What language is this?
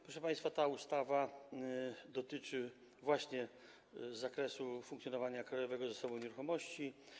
Polish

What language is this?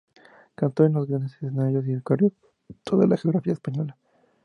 Spanish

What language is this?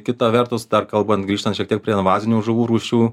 Lithuanian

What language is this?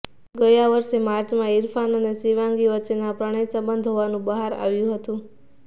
Gujarati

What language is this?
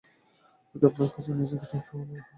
Bangla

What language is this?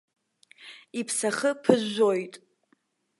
Abkhazian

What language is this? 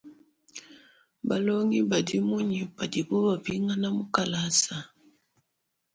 Luba-Lulua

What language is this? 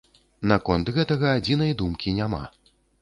Belarusian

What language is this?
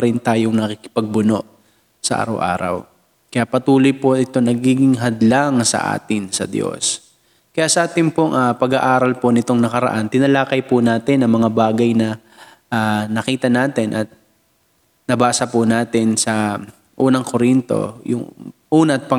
Filipino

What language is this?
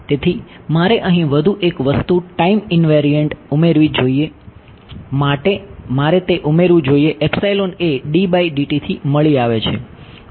Gujarati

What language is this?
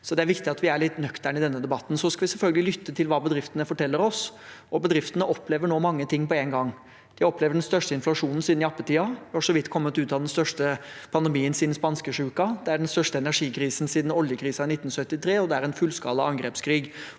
Norwegian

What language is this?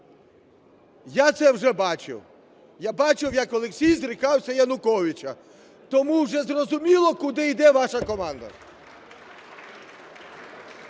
Ukrainian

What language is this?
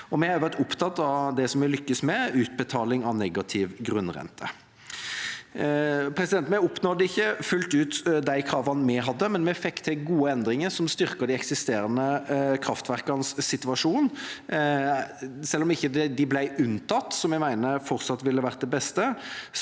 Norwegian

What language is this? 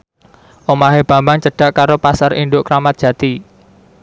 Javanese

